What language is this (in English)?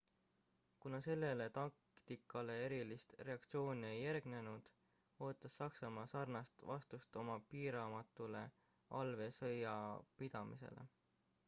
Estonian